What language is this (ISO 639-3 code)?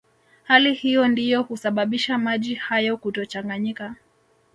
swa